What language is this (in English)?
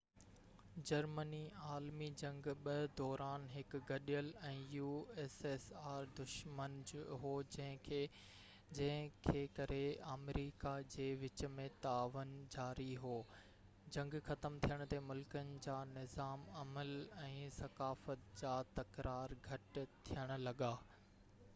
Sindhi